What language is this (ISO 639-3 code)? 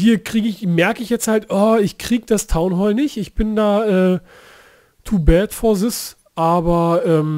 deu